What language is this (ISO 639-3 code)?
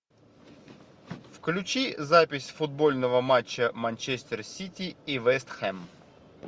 rus